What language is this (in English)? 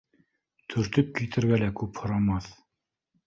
Bashkir